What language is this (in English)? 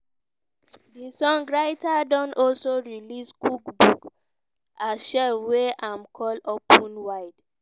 Nigerian Pidgin